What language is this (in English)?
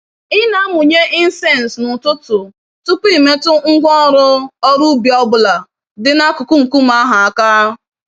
Igbo